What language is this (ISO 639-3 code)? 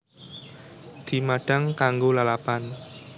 jav